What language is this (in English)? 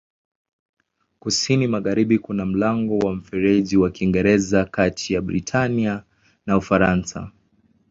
Swahili